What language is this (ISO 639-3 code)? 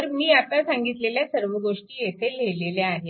mar